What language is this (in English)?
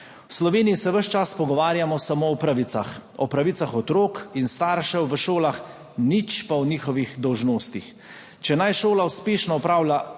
Slovenian